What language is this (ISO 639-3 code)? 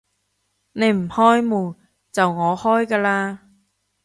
yue